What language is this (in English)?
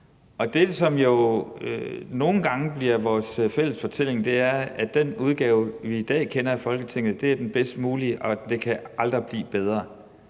Danish